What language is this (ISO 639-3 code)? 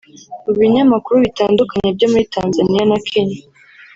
kin